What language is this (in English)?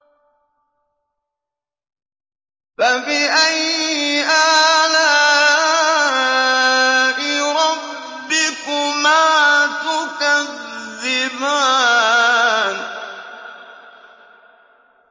Arabic